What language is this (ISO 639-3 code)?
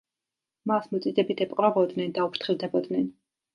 kat